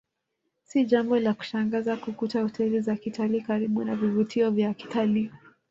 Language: Swahili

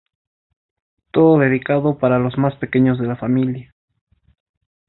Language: Spanish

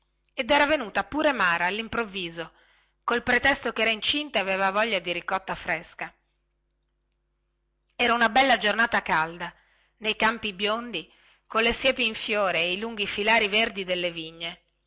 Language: Italian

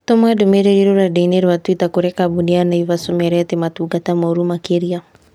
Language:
Kikuyu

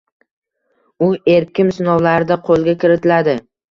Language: Uzbek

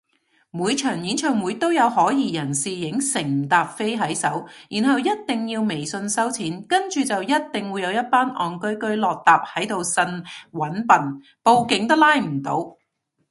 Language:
Cantonese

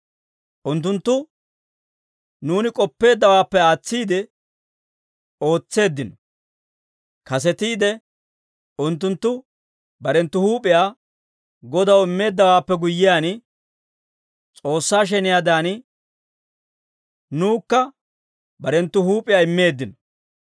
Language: Dawro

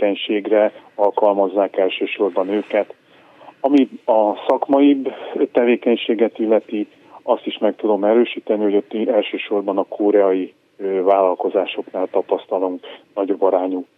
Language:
Hungarian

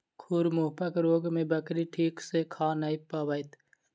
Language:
Maithili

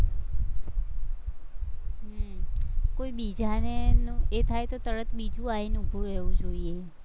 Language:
Gujarati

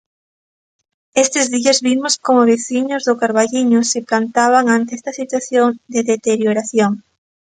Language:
Galician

